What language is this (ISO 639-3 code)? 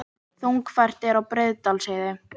isl